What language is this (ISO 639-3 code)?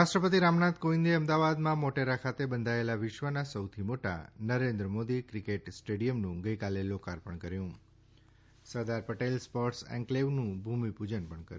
guj